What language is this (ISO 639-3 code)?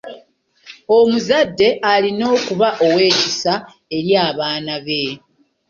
lug